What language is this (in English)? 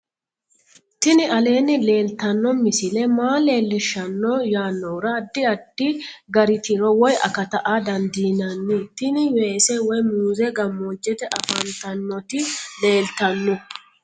Sidamo